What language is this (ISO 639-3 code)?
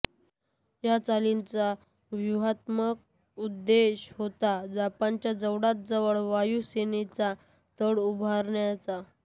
mar